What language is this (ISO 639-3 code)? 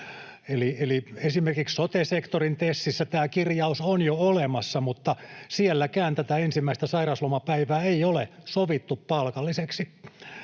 fin